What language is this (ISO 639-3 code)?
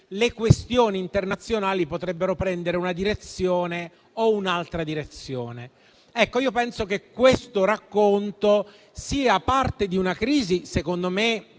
ita